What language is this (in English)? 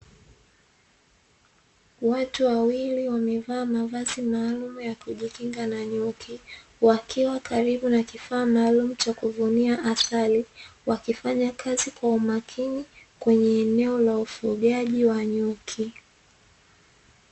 Swahili